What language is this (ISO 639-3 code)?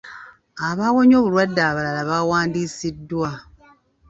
lug